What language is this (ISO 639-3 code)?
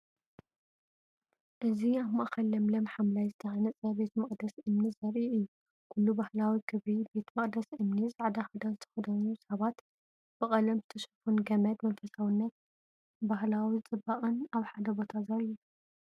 tir